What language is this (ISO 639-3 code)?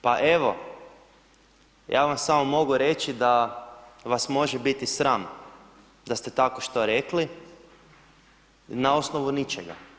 hrv